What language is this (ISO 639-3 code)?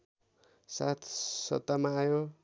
nep